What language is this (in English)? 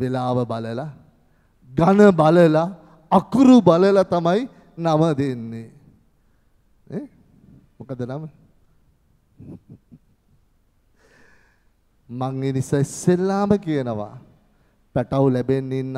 Turkish